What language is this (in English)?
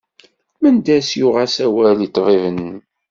Kabyle